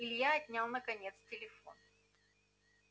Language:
Russian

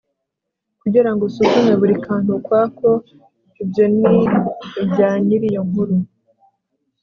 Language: Kinyarwanda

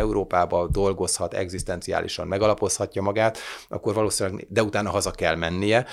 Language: Hungarian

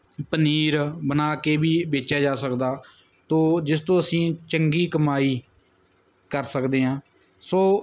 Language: Punjabi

